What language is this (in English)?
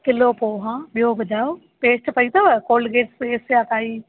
Sindhi